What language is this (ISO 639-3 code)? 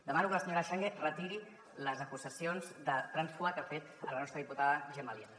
cat